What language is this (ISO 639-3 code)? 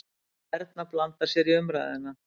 isl